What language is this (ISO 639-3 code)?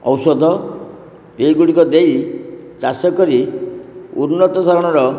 ori